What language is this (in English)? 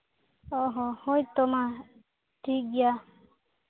Santali